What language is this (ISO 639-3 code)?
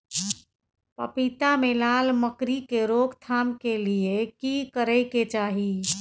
mai